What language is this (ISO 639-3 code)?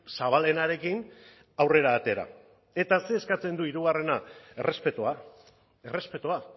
eus